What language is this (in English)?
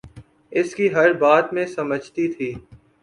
Urdu